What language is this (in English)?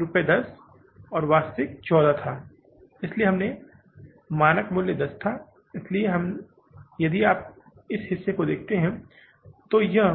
Hindi